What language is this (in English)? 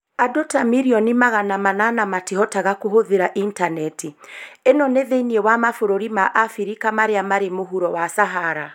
Kikuyu